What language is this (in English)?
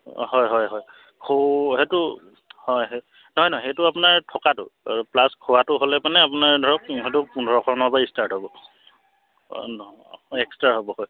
Assamese